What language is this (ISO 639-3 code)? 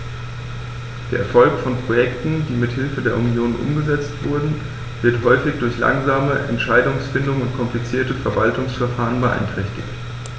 deu